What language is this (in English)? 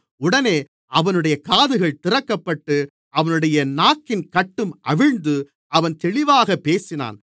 Tamil